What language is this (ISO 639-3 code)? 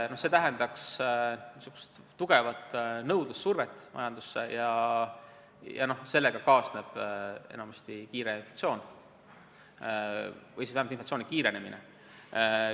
est